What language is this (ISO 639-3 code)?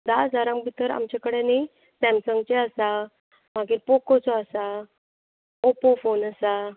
kok